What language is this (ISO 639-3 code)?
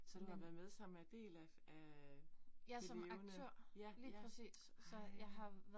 dan